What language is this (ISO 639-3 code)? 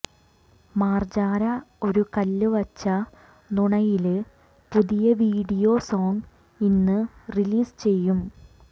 mal